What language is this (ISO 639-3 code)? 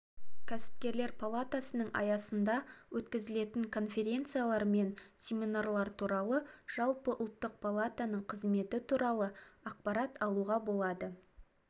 kaz